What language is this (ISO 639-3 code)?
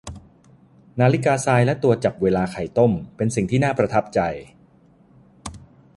tha